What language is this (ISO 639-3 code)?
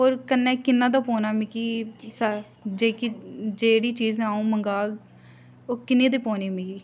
doi